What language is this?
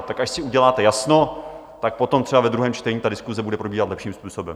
Czech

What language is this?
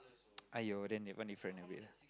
English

